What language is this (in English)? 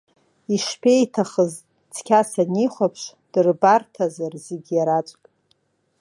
Abkhazian